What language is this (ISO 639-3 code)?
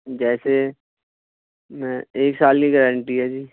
urd